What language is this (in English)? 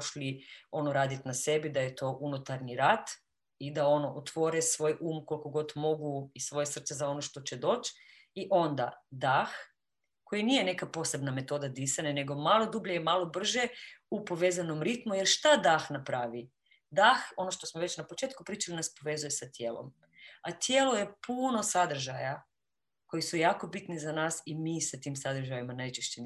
Croatian